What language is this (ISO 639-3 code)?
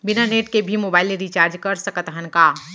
hne